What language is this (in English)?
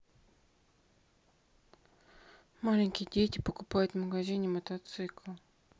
Russian